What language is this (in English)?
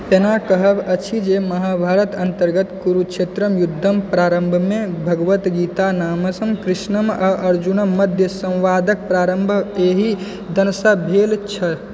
Maithili